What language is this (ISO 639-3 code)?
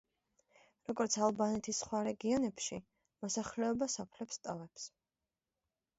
kat